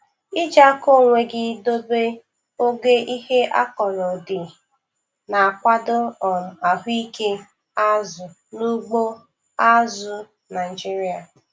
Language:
Igbo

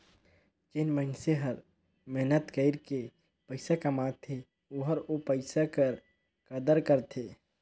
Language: Chhattisgarhi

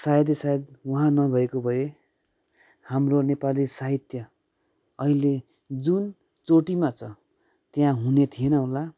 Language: Nepali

